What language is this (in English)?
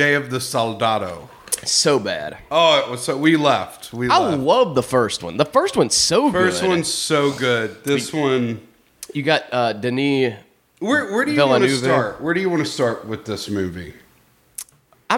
English